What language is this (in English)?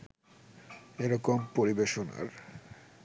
Bangla